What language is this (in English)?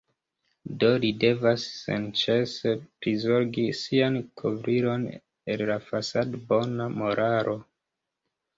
Esperanto